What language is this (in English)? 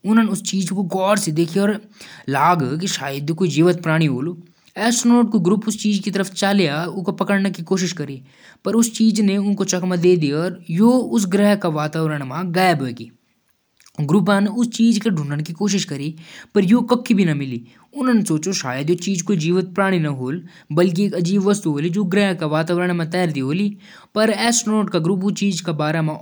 Jaunsari